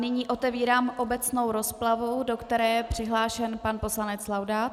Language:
Czech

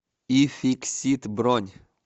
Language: Russian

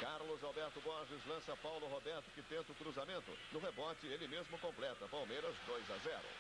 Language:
Portuguese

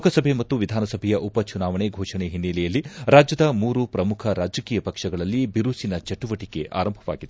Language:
Kannada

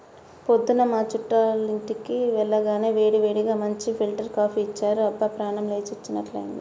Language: Telugu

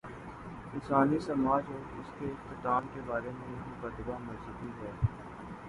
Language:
Urdu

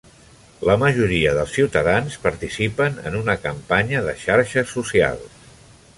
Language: Catalan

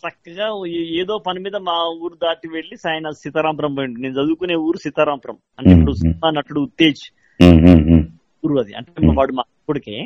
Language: Telugu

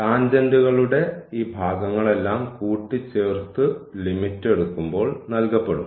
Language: Malayalam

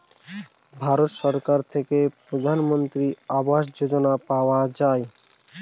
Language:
Bangla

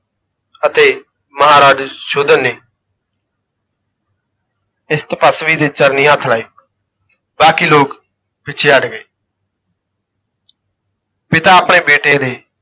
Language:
Punjabi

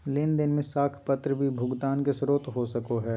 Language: Magahi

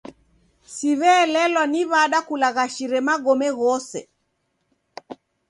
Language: Taita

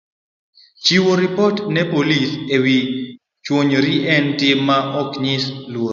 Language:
Luo (Kenya and Tanzania)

